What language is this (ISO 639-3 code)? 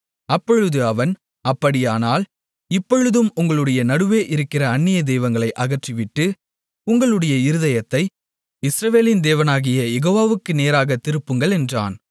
tam